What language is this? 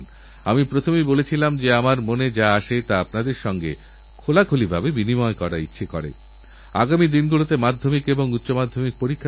Bangla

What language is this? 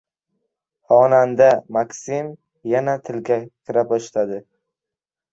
Uzbek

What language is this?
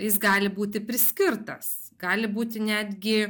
Lithuanian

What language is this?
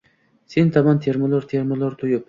Uzbek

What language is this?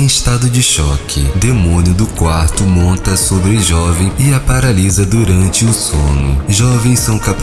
Portuguese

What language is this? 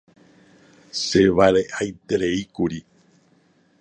Guarani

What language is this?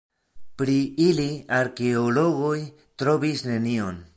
Esperanto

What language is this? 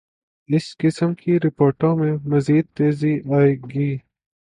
Urdu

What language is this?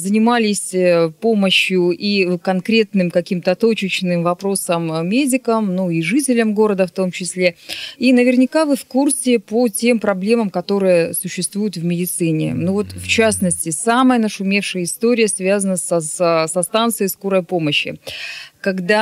Russian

